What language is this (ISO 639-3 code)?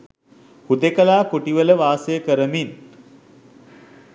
sin